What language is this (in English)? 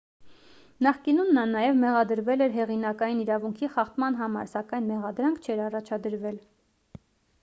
Armenian